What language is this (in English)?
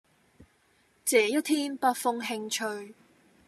Cantonese